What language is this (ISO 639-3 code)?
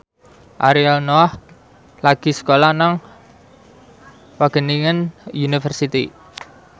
jav